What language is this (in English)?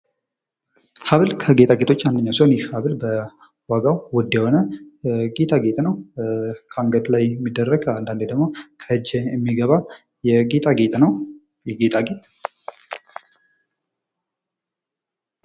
Amharic